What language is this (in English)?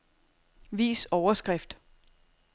Danish